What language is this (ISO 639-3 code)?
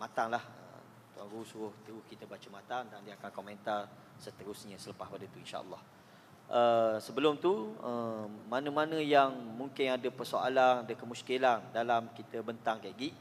msa